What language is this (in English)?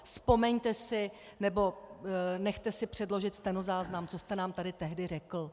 Czech